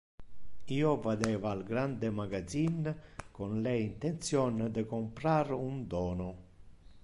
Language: Interlingua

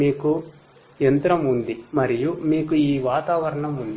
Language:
Telugu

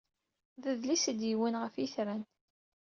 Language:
Kabyle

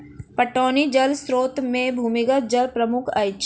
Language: Maithili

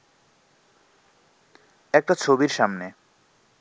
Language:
Bangla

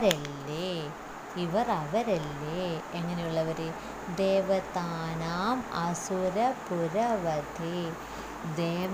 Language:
Malayalam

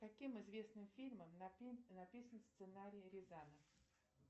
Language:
Russian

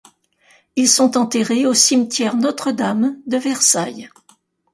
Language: French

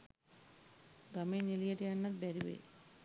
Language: Sinhala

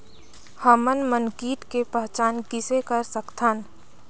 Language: Chhattisgarhi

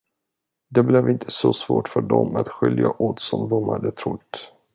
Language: Swedish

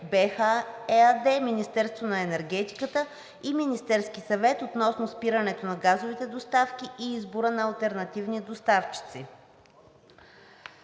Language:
Bulgarian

